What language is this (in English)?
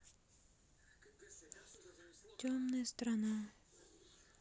Russian